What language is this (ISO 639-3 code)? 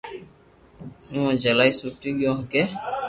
lrk